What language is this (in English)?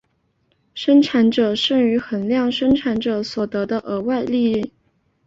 Chinese